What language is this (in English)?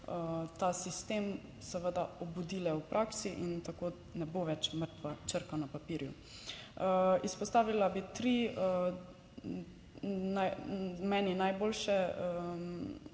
Slovenian